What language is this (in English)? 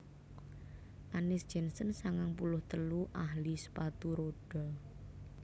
Javanese